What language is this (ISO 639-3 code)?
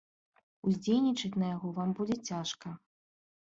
bel